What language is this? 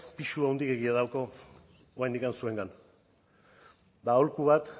Basque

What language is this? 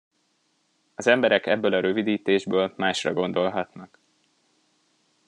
Hungarian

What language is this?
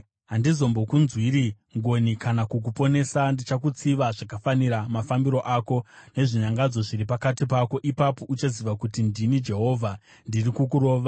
Shona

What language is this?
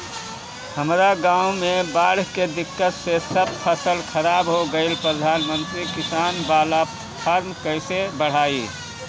Bhojpuri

